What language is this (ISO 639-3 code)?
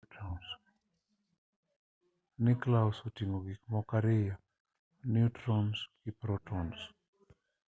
luo